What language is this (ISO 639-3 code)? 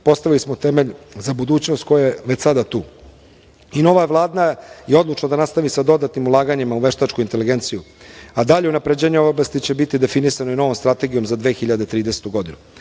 srp